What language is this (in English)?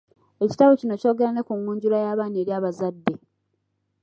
Ganda